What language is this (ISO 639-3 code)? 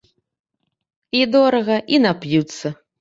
bel